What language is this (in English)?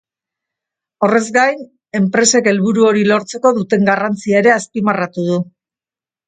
Basque